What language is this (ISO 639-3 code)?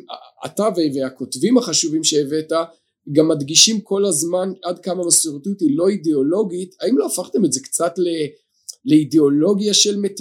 heb